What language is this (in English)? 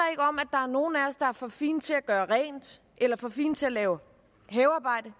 Danish